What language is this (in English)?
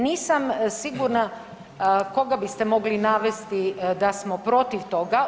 Croatian